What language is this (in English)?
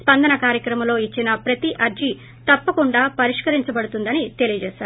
Telugu